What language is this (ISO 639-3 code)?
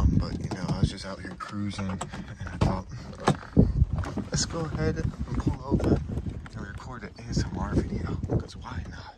eng